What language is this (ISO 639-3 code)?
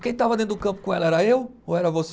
por